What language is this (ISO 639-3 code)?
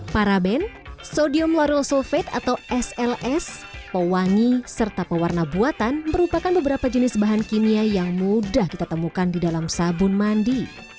ind